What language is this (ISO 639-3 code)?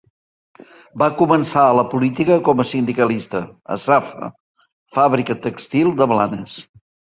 cat